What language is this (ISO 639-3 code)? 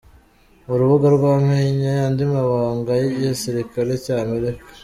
kin